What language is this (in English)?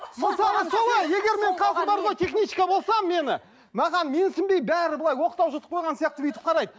Kazakh